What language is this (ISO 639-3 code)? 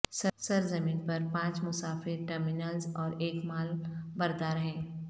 urd